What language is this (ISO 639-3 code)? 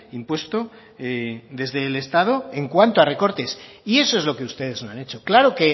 spa